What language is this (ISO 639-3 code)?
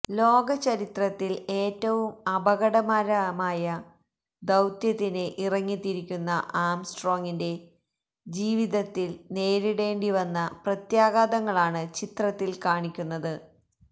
mal